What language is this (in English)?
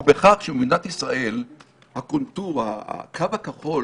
Hebrew